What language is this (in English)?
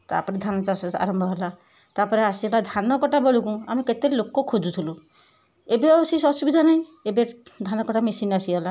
Odia